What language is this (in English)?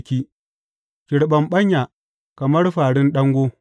Hausa